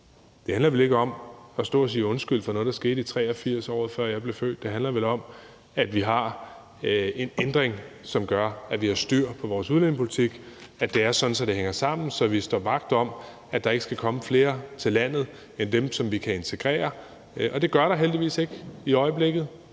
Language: Danish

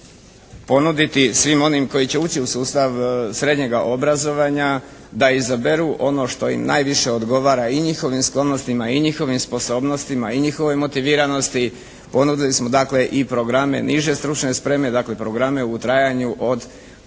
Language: Croatian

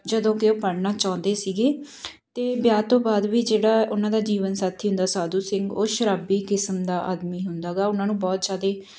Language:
Punjabi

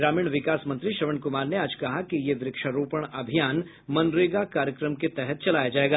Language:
Hindi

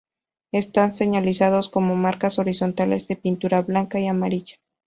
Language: Spanish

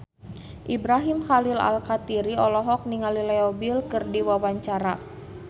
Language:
Sundanese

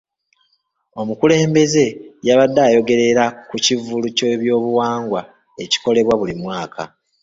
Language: Ganda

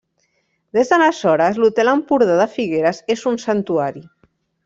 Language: Catalan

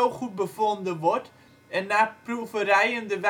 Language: Dutch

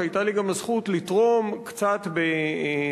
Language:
Hebrew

